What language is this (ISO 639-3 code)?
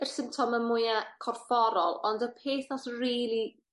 cym